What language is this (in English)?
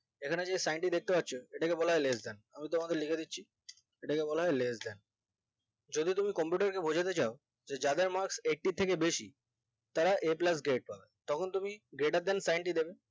Bangla